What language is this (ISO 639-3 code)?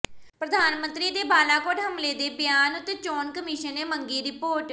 pan